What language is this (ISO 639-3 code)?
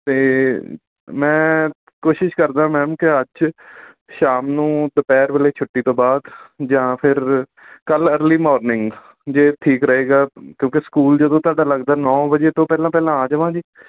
pan